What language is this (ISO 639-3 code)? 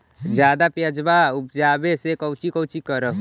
mag